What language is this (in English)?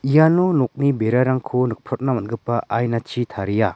Garo